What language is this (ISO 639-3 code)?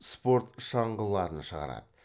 kaz